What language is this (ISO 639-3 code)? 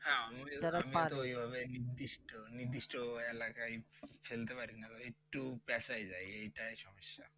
ben